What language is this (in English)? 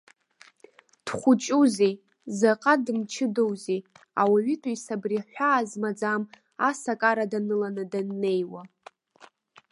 Abkhazian